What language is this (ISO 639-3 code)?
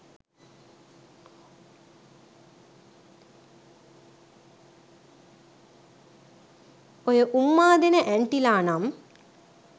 sin